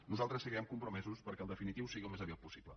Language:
Catalan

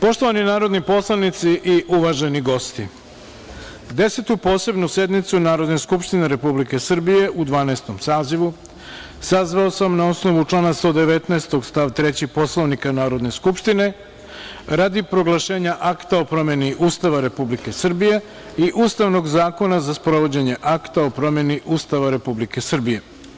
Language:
Serbian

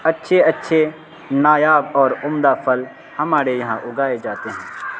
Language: Urdu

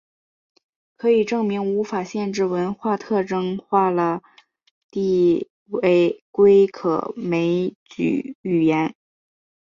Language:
Chinese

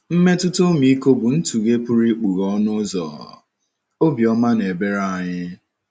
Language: Igbo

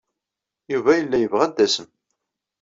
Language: Kabyle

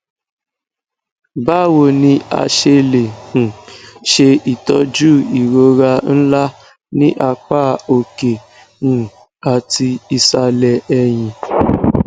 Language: Yoruba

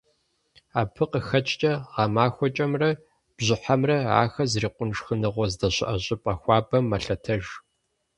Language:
Kabardian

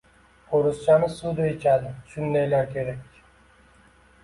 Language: Uzbek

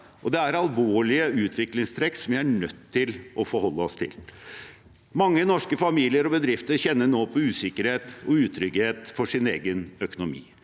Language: Norwegian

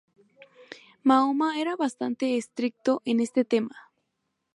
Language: Spanish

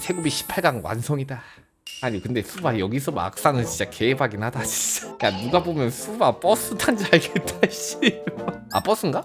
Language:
Korean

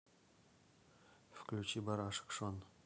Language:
Russian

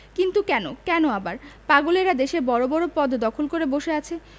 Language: Bangla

